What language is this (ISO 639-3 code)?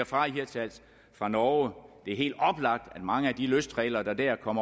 dan